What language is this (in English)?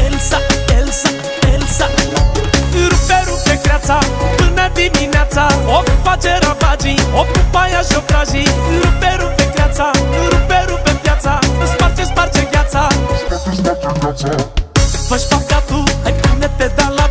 Romanian